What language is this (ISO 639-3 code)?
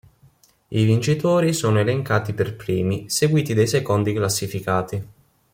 ita